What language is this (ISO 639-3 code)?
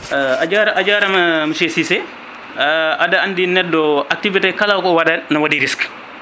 ful